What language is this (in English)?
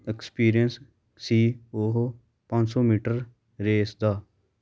Punjabi